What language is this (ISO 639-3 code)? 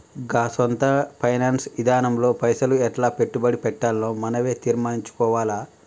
tel